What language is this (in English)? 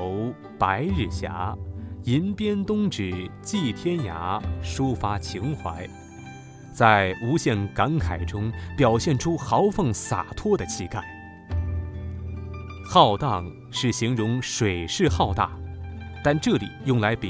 Chinese